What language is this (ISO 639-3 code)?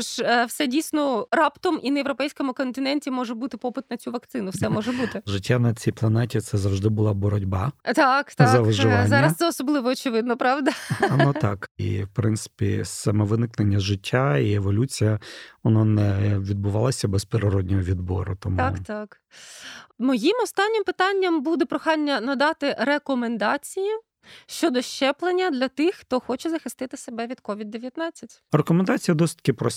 ukr